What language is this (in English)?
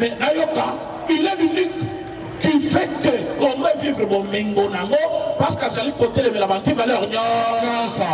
French